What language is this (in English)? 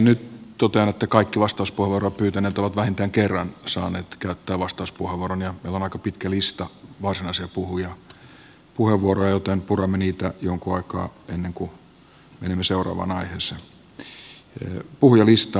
Finnish